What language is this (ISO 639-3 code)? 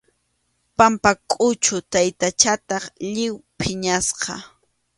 qxu